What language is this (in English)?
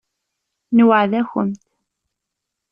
Kabyle